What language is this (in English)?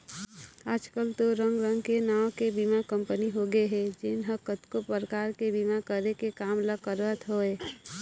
Chhattisgarhi